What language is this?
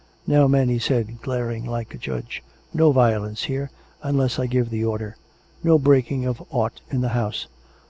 English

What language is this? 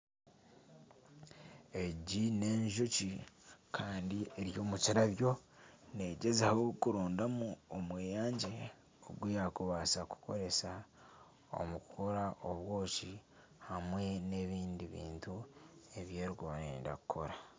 Nyankole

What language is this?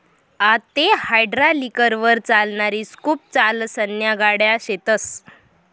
Marathi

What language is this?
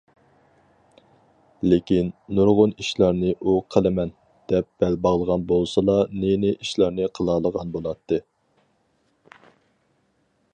Uyghur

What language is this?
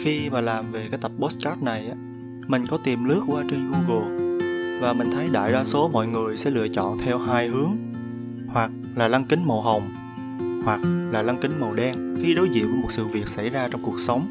Vietnamese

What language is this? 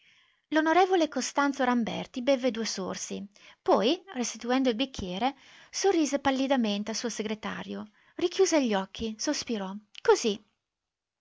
Italian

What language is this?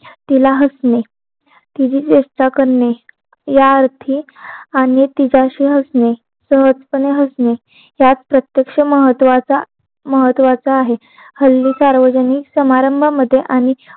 Marathi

